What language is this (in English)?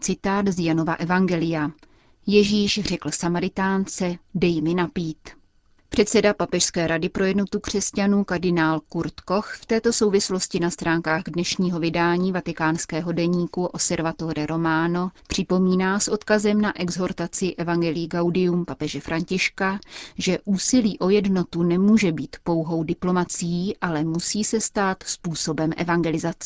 Czech